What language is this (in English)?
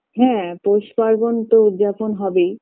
Bangla